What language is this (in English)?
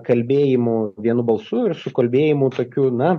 Lithuanian